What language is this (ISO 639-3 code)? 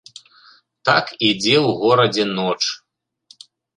bel